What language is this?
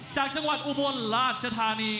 Thai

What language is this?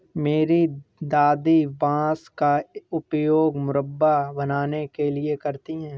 Hindi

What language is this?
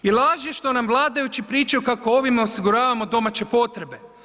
Croatian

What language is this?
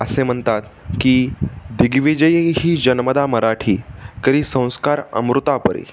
Marathi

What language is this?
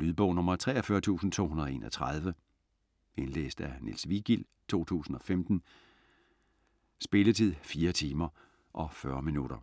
Danish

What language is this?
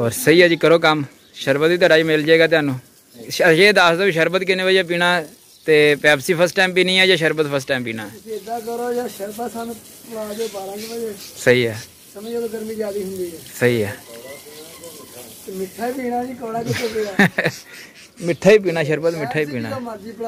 Punjabi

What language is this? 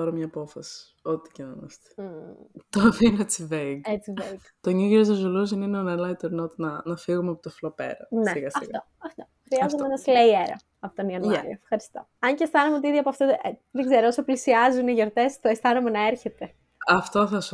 Greek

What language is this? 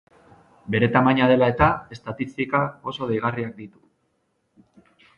Basque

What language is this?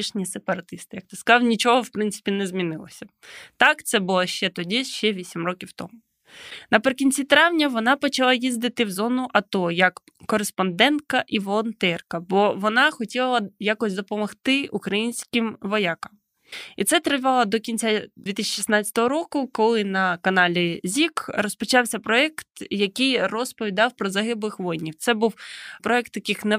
Ukrainian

